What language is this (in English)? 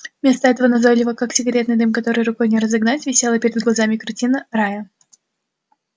Russian